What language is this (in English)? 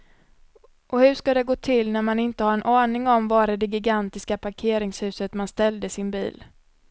Swedish